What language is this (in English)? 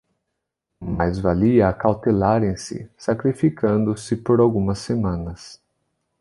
Portuguese